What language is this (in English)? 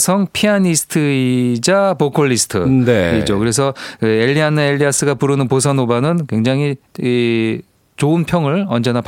Korean